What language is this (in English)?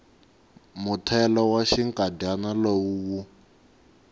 Tsonga